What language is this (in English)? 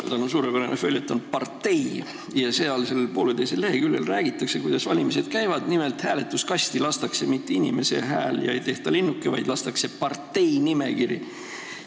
Estonian